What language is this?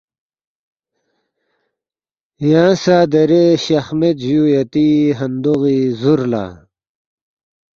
Balti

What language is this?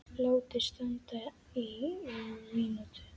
Icelandic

